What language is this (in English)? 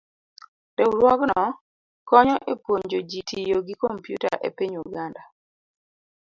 Luo (Kenya and Tanzania)